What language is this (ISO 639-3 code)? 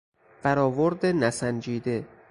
fas